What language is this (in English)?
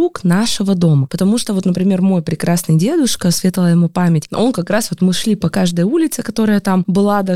Russian